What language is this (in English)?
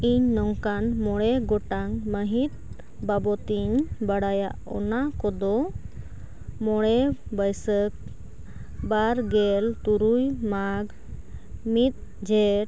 Santali